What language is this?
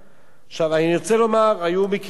Hebrew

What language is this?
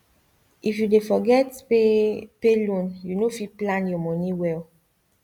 Nigerian Pidgin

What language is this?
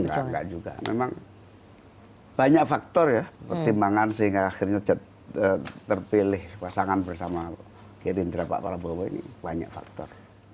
Indonesian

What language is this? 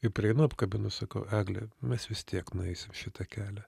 Lithuanian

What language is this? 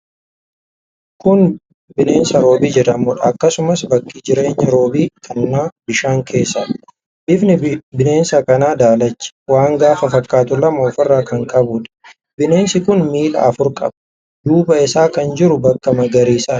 Oromo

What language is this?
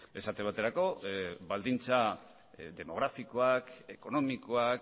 Basque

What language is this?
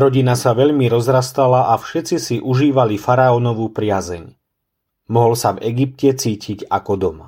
Slovak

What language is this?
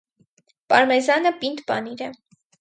Armenian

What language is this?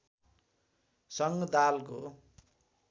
Nepali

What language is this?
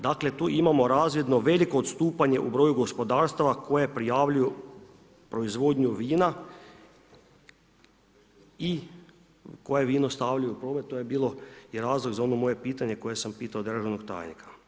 Croatian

